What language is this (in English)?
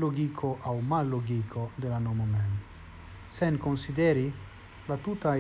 Italian